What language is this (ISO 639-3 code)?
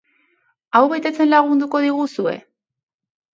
eus